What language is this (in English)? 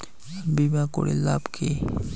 Bangla